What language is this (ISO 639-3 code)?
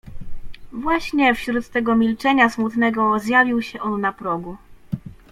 pol